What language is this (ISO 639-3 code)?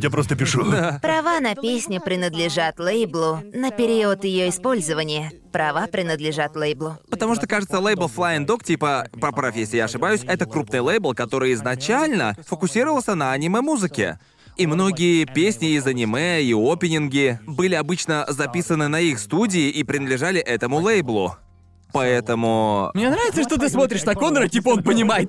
rus